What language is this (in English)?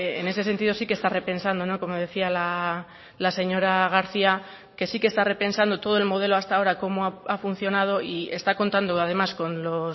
Spanish